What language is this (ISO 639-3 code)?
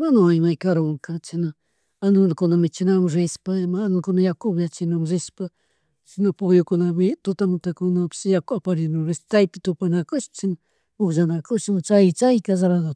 qug